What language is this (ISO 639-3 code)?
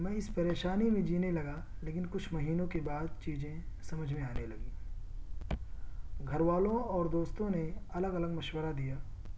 urd